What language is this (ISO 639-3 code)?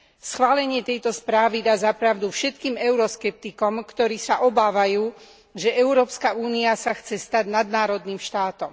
slk